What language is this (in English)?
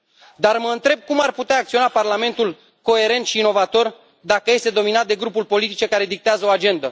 Romanian